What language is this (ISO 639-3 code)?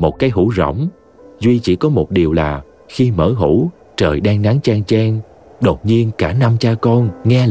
vie